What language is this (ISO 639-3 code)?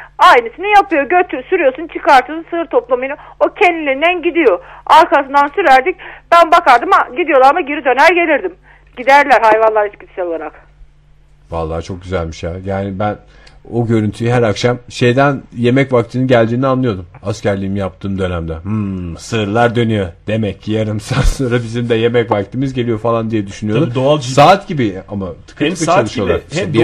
tur